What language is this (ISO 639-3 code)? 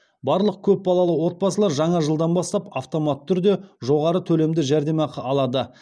kaz